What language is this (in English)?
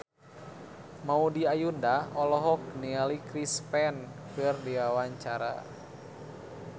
Sundanese